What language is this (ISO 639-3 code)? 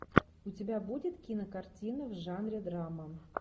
rus